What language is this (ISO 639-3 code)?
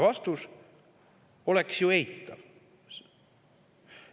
est